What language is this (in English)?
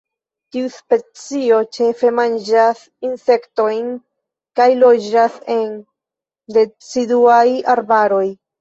Esperanto